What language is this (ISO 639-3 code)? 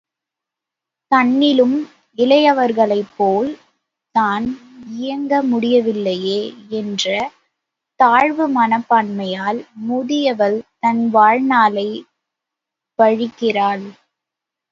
tam